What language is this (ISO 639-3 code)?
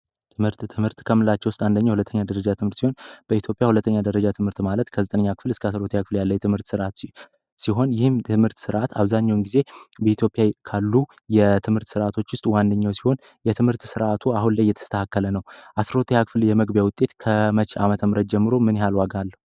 amh